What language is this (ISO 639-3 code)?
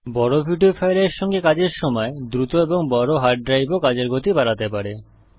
ben